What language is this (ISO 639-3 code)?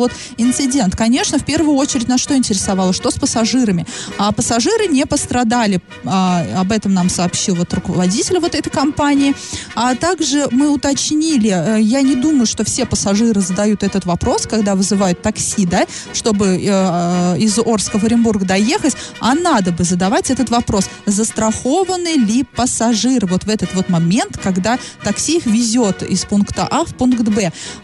rus